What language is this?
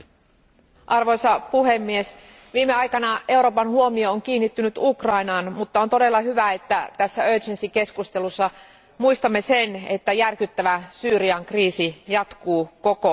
Finnish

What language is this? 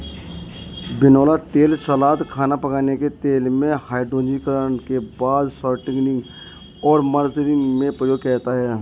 Hindi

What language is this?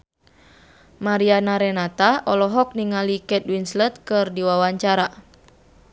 Sundanese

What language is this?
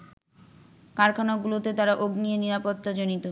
Bangla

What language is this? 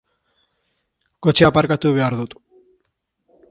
Basque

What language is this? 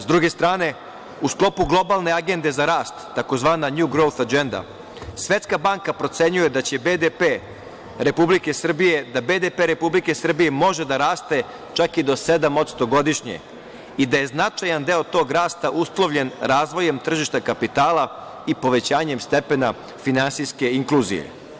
Serbian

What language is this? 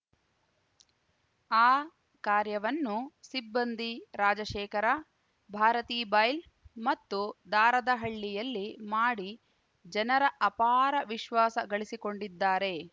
Kannada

